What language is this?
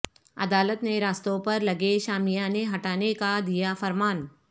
Urdu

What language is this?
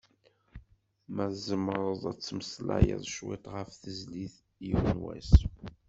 Kabyle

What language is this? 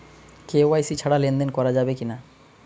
Bangla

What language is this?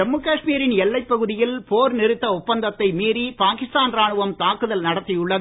Tamil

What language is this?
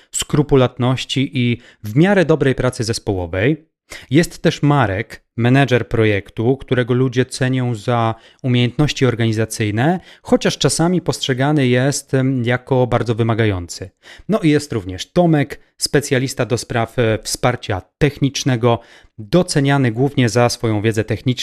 Polish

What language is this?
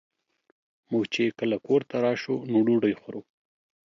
Pashto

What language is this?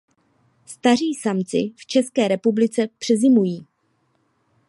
Czech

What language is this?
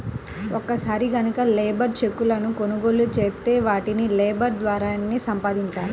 Telugu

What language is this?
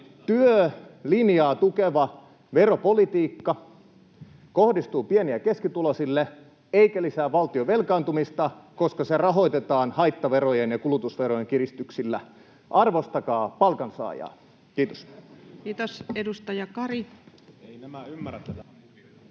Finnish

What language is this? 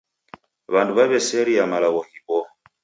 Taita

